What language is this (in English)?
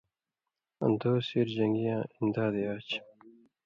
Indus Kohistani